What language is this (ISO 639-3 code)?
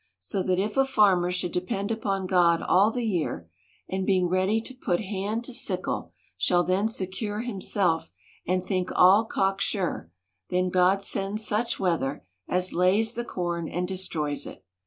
eng